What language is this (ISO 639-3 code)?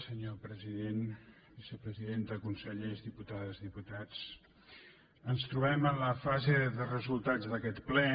cat